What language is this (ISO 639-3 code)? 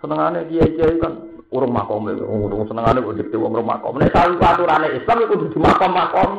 ind